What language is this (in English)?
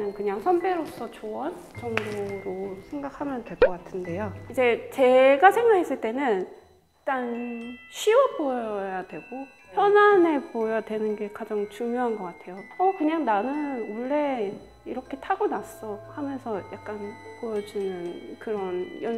Korean